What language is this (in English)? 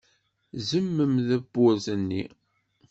Kabyle